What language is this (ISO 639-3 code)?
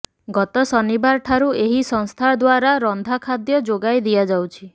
ori